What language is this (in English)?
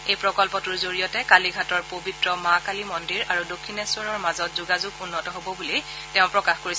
Assamese